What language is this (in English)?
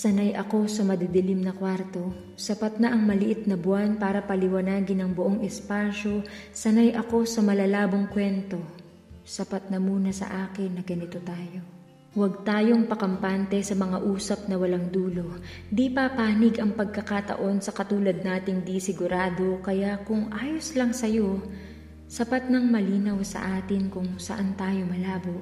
Filipino